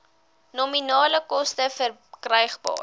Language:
Afrikaans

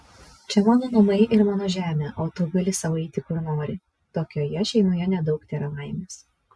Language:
Lithuanian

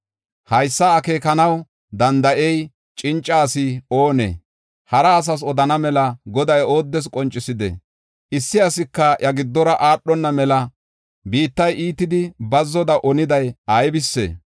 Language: Gofa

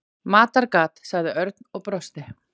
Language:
Icelandic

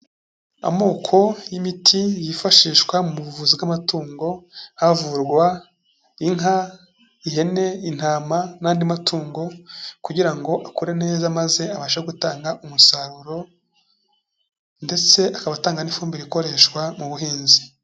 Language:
Kinyarwanda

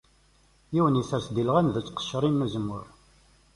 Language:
Kabyle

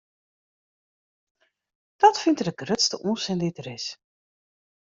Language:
Western Frisian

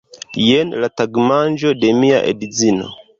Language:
Esperanto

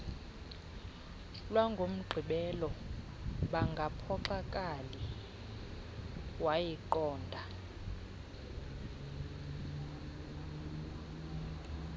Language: Xhosa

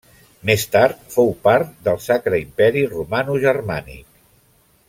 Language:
Catalan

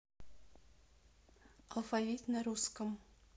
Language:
Russian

